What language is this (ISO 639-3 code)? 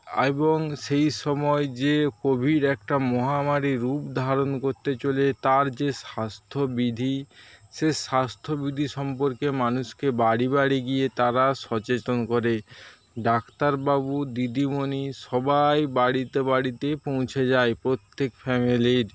ben